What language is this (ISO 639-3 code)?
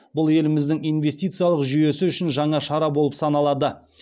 kaz